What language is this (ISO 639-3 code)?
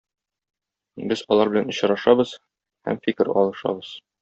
tat